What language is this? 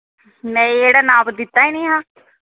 Dogri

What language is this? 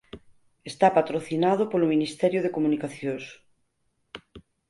Galician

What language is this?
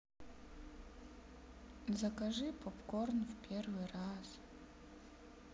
Russian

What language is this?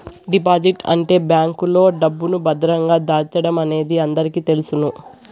Telugu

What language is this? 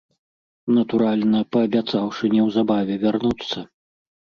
Belarusian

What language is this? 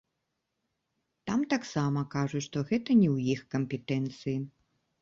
Belarusian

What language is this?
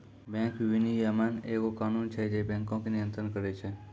Maithili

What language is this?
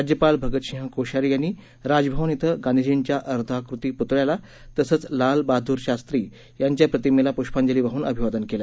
Marathi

